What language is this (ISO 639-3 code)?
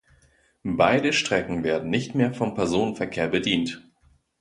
deu